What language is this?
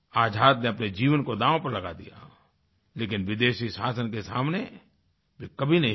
Hindi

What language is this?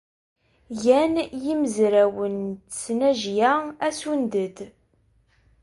Kabyle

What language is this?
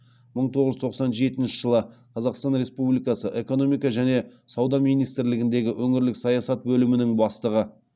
Kazakh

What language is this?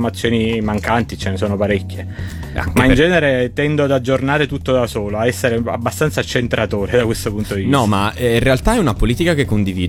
Italian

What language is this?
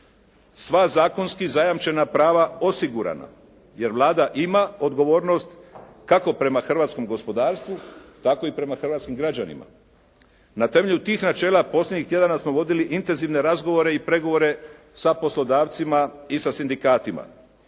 Croatian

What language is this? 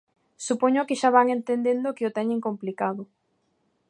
Galician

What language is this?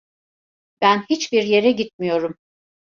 Turkish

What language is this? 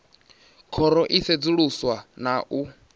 Venda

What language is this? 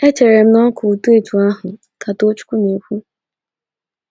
Igbo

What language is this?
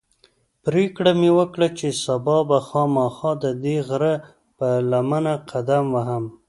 Pashto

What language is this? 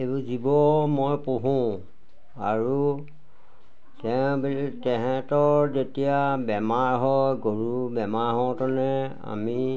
Assamese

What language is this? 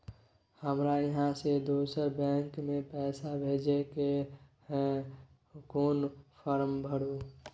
Maithili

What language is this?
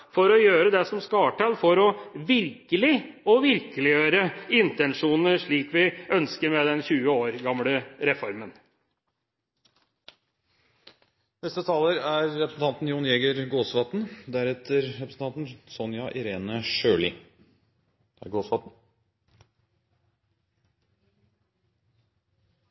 Norwegian Bokmål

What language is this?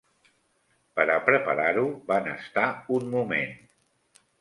Catalan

